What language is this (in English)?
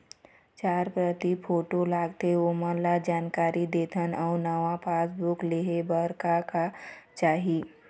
Chhattisgarhi